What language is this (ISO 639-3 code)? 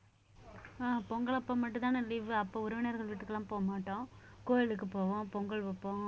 tam